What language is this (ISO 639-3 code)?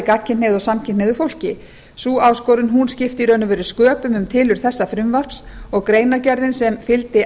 isl